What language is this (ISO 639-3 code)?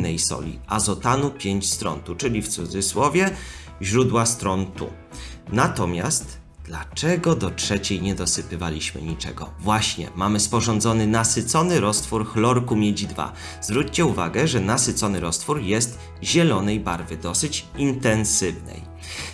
pol